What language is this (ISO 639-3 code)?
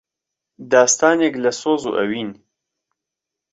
ckb